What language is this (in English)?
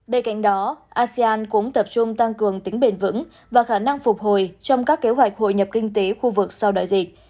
Vietnamese